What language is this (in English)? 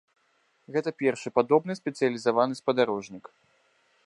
Belarusian